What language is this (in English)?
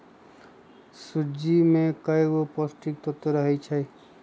Magahi